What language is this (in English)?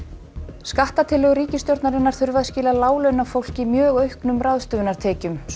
Icelandic